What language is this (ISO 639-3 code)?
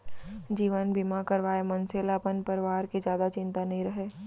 hne